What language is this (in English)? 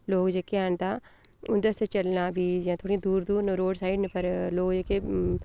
Dogri